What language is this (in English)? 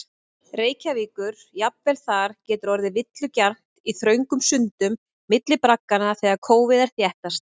Icelandic